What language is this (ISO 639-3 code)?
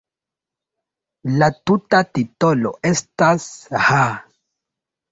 epo